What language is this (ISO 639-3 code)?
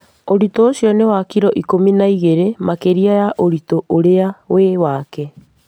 kik